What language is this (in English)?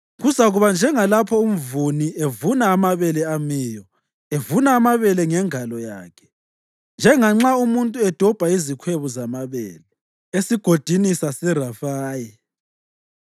North Ndebele